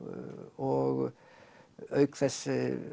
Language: Icelandic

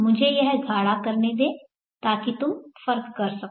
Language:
Hindi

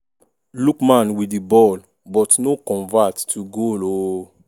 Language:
Nigerian Pidgin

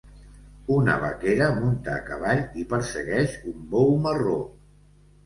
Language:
Catalan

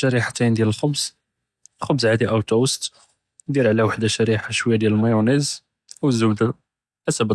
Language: Judeo-Arabic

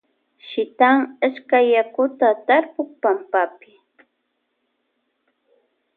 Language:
Loja Highland Quichua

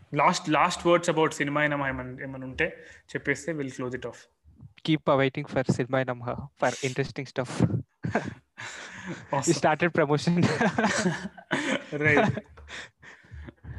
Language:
Telugu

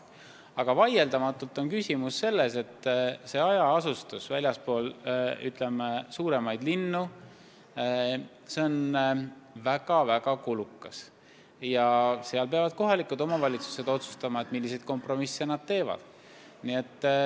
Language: Estonian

